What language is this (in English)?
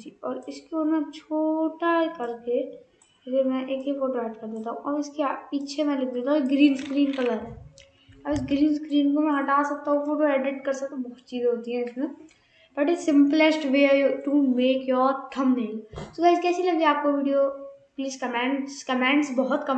Hindi